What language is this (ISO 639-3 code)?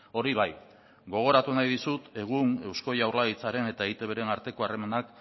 eus